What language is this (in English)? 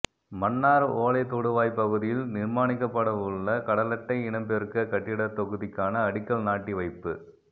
Tamil